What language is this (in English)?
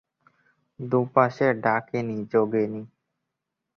Bangla